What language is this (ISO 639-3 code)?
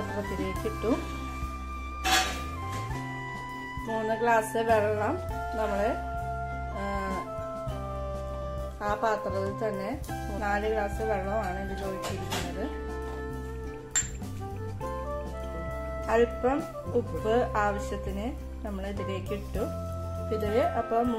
tur